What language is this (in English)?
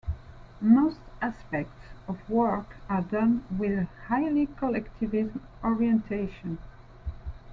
English